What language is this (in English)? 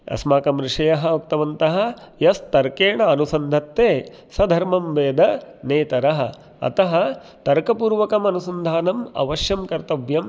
Sanskrit